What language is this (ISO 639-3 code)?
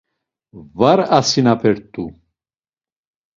lzz